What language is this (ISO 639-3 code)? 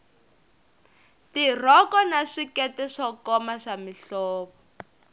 tso